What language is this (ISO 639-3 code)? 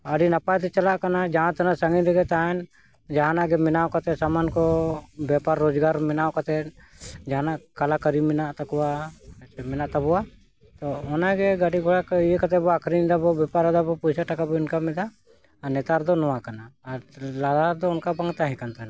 sat